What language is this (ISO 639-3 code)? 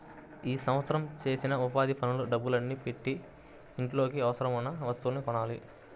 tel